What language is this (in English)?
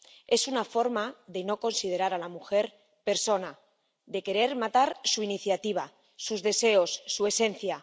Spanish